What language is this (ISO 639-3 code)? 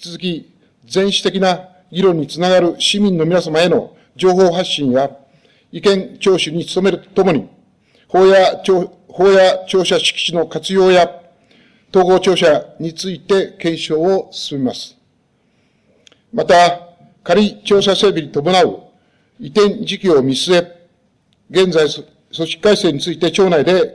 jpn